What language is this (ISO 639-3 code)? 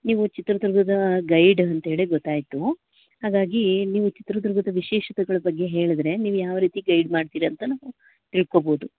kan